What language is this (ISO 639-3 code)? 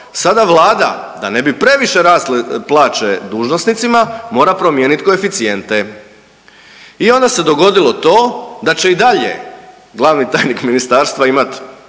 hrv